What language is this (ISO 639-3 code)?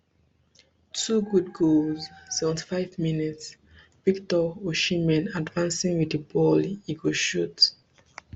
pcm